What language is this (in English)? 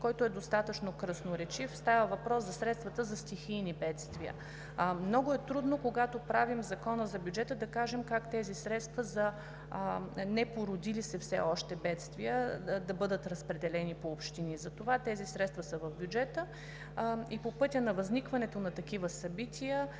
Bulgarian